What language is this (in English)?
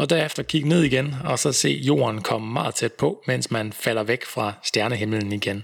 Danish